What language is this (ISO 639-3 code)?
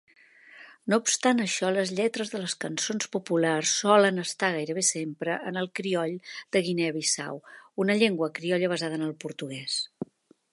cat